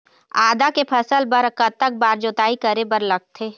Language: Chhattisgarhi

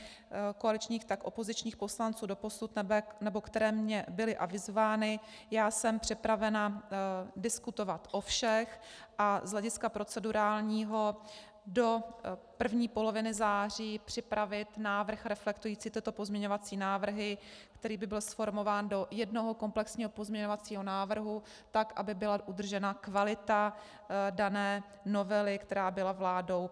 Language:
Czech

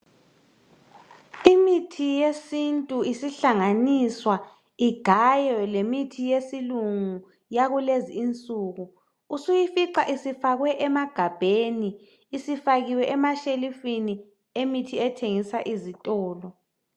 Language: North Ndebele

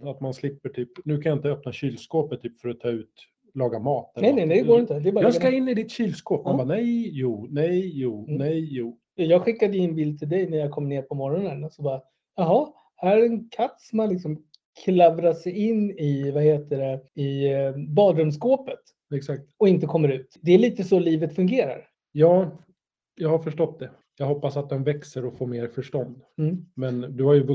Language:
Swedish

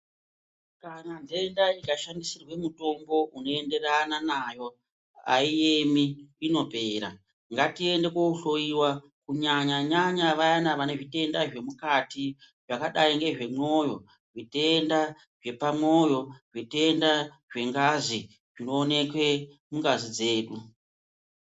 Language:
Ndau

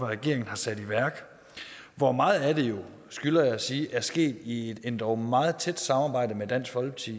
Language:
Danish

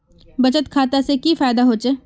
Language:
Magahi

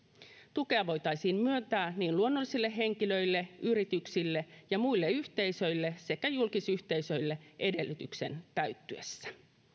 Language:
Finnish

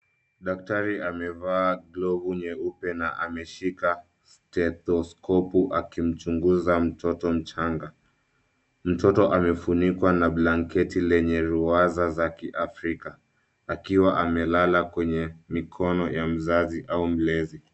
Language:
Swahili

